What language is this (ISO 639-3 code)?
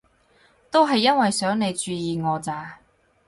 yue